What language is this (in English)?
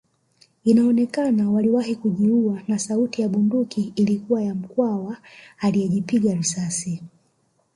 Swahili